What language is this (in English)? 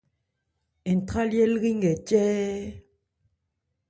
Ebrié